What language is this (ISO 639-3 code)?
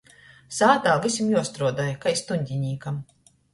ltg